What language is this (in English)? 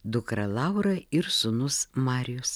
Lithuanian